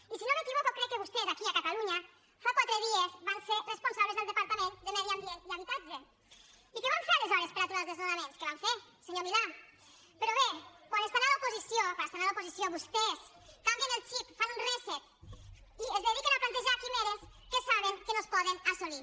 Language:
Catalan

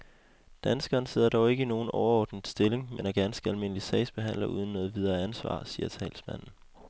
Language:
Danish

